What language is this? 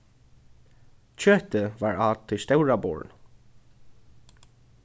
Faroese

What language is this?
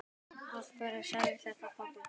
Icelandic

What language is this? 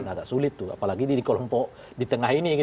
Indonesian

